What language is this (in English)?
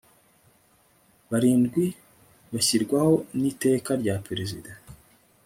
Kinyarwanda